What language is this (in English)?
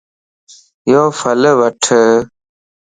Lasi